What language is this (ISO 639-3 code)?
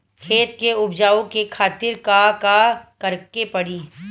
bho